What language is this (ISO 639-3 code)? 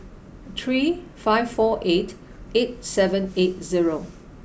eng